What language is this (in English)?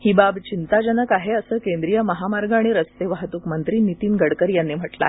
Marathi